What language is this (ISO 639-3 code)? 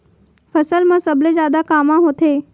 hne